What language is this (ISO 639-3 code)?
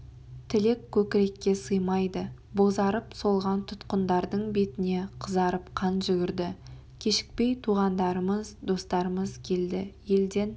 kaz